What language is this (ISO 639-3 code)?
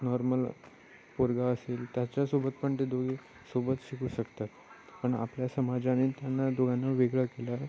mar